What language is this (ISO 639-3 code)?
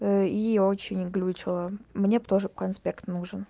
rus